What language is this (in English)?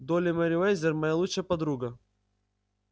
Russian